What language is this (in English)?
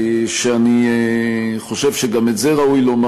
Hebrew